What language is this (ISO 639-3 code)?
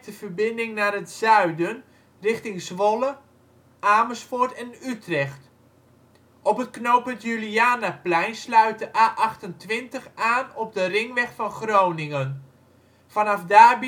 nld